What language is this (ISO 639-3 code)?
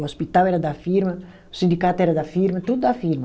por